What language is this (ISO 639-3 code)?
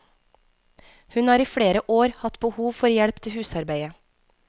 nor